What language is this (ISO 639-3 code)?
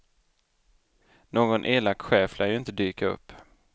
swe